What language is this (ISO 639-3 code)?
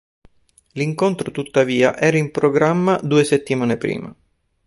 ita